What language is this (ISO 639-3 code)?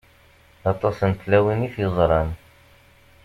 kab